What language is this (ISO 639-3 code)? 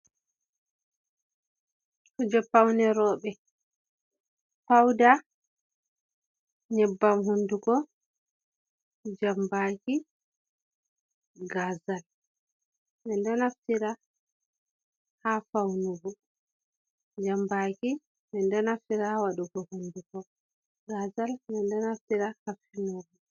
ful